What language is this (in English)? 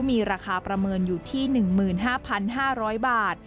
Thai